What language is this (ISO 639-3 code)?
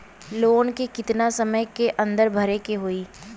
bho